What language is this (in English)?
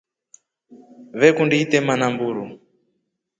Rombo